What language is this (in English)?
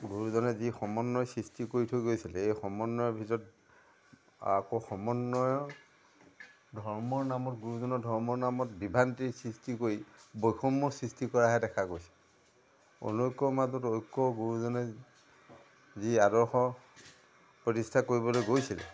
Assamese